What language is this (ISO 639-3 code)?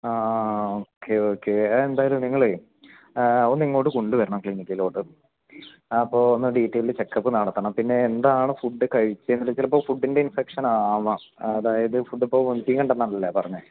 mal